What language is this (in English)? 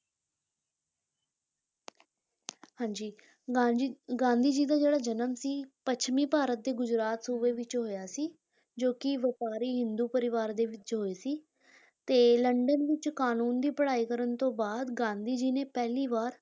Punjabi